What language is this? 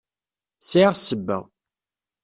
Kabyle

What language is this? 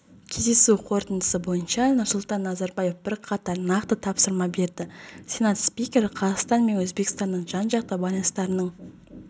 Kazakh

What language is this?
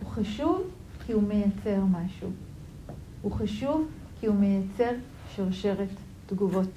Hebrew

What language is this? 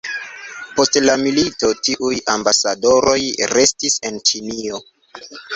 Esperanto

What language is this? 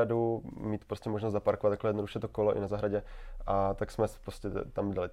Czech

